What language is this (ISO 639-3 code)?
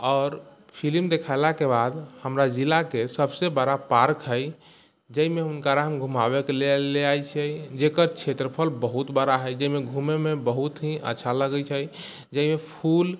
mai